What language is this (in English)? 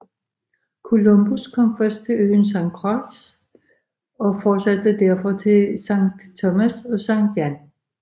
Danish